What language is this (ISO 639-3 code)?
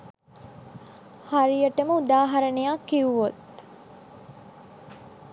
sin